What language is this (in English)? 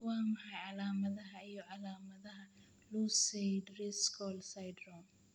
Somali